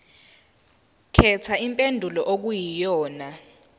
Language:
Zulu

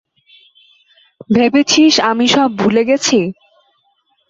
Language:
Bangla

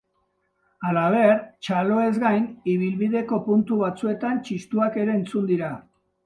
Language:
Basque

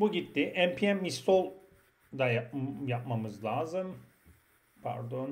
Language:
Turkish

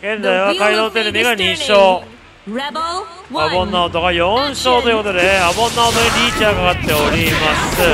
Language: Japanese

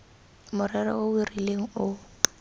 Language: Tswana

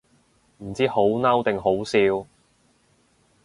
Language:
Cantonese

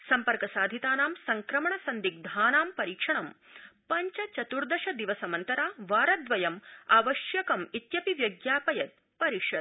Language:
Sanskrit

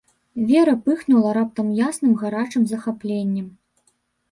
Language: Belarusian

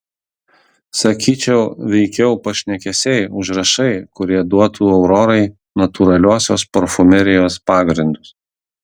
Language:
Lithuanian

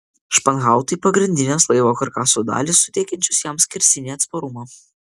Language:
Lithuanian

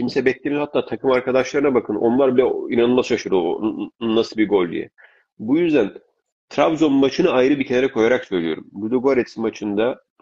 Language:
Turkish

